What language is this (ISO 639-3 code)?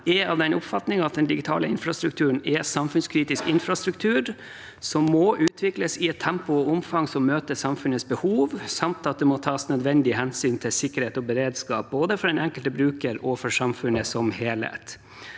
nor